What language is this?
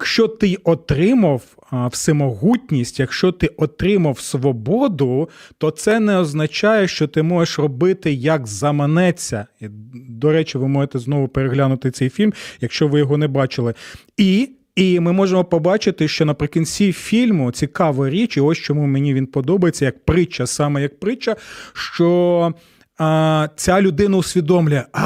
Ukrainian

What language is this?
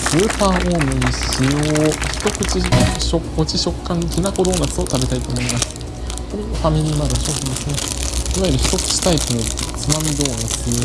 Japanese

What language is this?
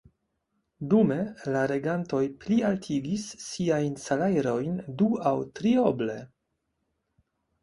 Esperanto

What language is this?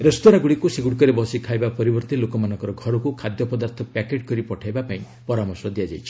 Odia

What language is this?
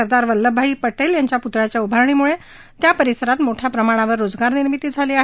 Marathi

